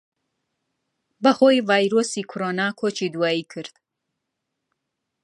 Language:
Central Kurdish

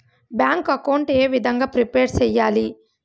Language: Telugu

